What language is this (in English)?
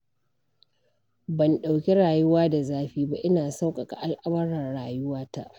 Hausa